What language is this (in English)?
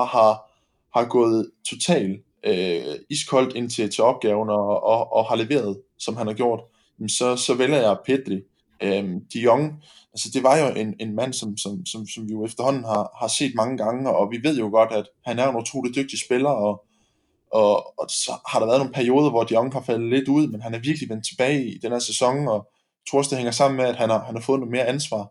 Danish